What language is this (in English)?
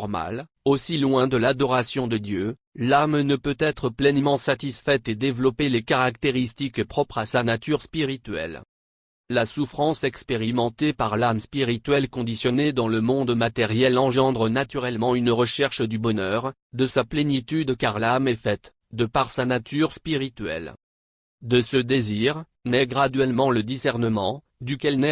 French